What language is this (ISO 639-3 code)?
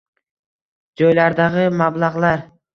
uzb